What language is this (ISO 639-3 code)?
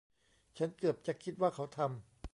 tha